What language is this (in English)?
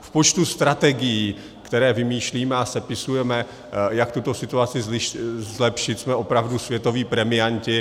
Czech